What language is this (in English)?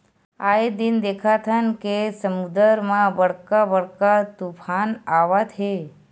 Chhattisgarhi